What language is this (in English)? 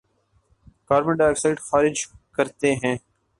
Urdu